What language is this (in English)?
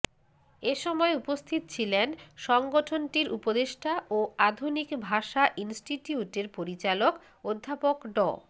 Bangla